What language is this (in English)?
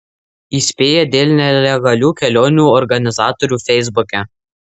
Lithuanian